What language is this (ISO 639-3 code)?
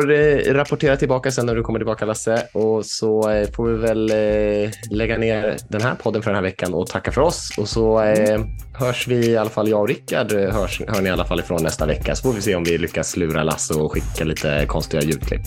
swe